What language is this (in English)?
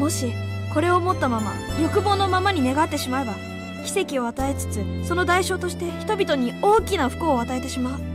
Japanese